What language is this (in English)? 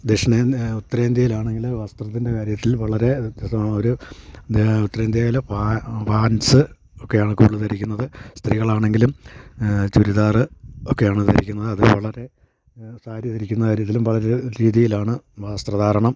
Malayalam